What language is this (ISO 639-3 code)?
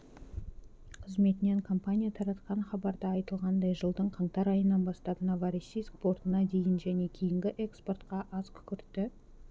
kaz